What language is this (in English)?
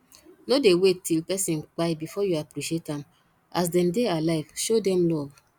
Nigerian Pidgin